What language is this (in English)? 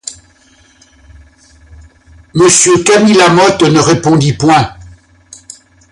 French